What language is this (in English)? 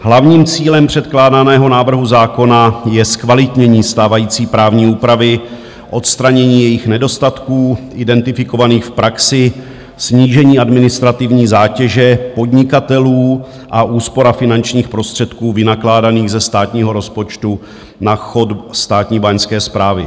Czech